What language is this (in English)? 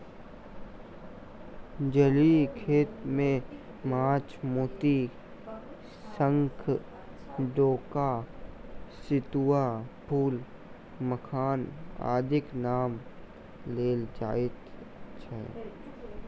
Maithili